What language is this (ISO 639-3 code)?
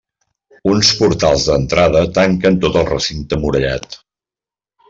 cat